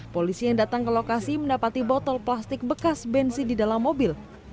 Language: Indonesian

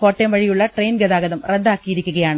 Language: Malayalam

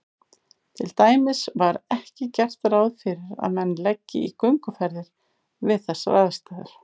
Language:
Icelandic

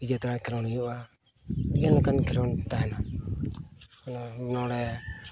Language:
Santali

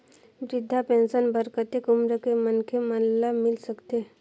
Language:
Chhattisgarhi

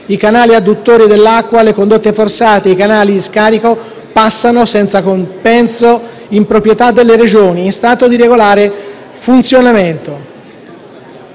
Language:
Italian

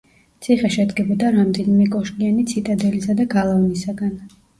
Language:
Georgian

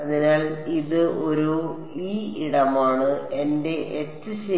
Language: Malayalam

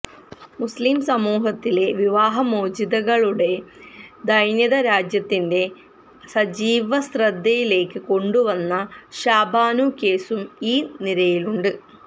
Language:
Malayalam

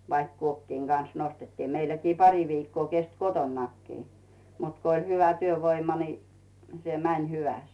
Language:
Finnish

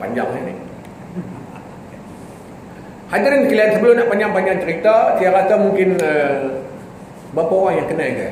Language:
Malay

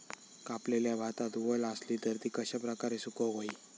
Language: Marathi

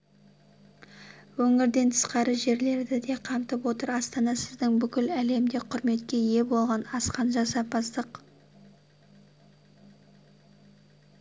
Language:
Kazakh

